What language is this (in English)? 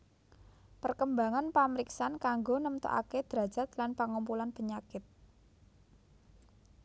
Javanese